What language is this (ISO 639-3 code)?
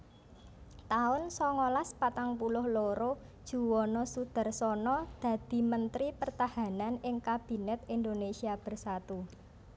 jav